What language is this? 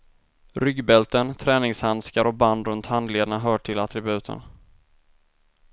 Swedish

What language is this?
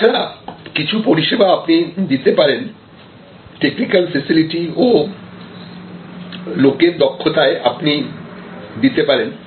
Bangla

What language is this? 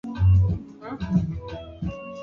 Swahili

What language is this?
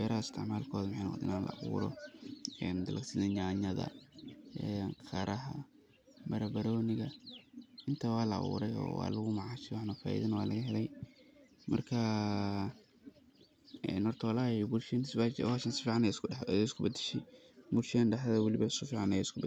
Somali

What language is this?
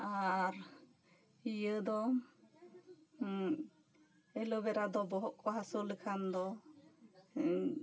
Santali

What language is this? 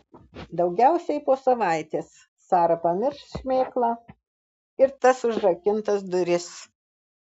Lithuanian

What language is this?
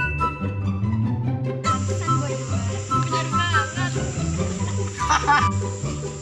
Indonesian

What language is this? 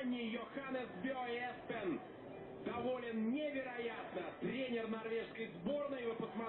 Russian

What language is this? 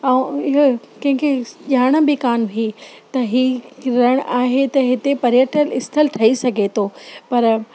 Sindhi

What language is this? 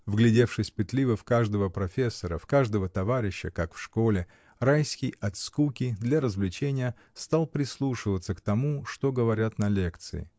Russian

